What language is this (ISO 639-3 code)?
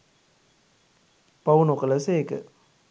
sin